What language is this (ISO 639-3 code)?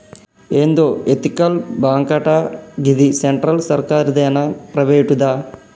tel